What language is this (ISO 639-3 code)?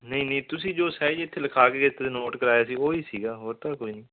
pan